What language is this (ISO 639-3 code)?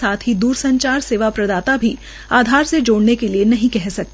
hin